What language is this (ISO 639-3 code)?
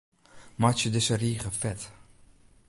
fry